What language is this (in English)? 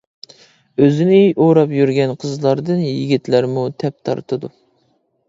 Uyghur